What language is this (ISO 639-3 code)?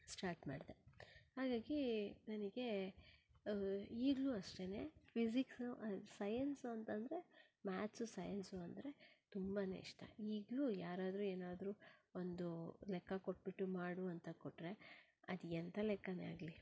kan